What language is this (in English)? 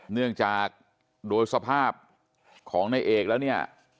Thai